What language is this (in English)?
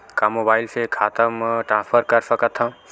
Chhattisgarhi